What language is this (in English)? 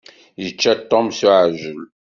Kabyle